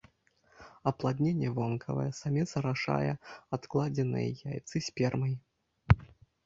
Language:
Belarusian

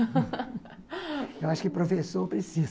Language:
Portuguese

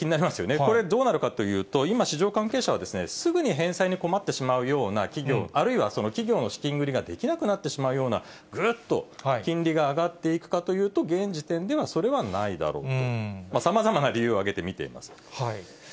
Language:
Japanese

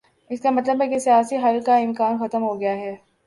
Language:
Urdu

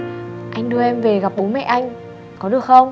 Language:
Vietnamese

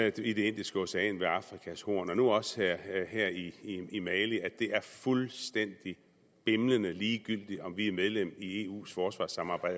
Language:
Danish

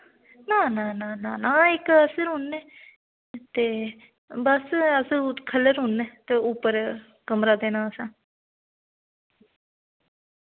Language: Dogri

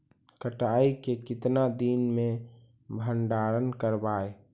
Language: Magahi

